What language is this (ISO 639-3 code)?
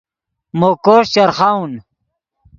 ydg